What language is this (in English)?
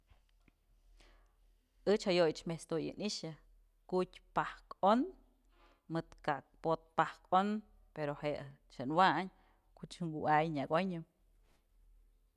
Mazatlán Mixe